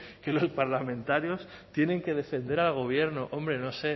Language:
Spanish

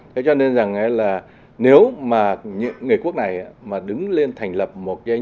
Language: Vietnamese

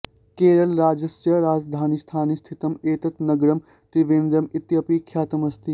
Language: Sanskrit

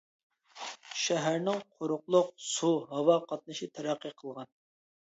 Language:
Uyghur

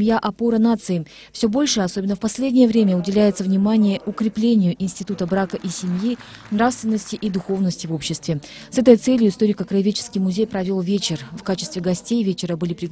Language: Russian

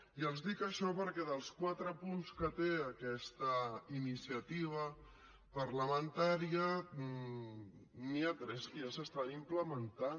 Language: Catalan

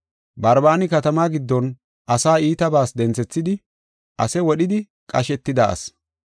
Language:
Gofa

